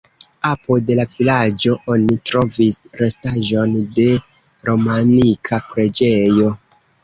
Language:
Esperanto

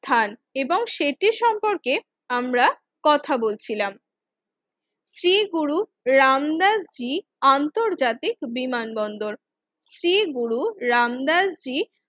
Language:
Bangla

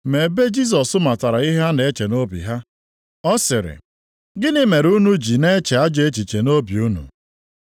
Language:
Igbo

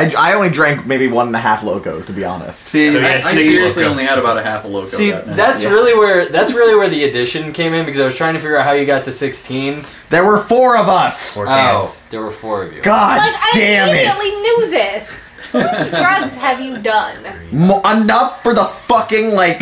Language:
English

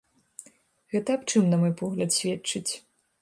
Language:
Belarusian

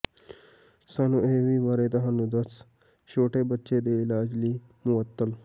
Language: Punjabi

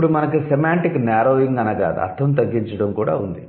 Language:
Telugu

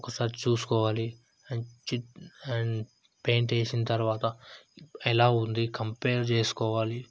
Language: Telugu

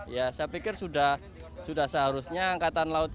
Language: Indonesian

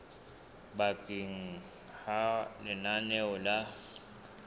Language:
Southern Sotho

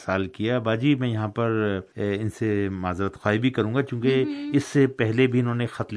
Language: Urdu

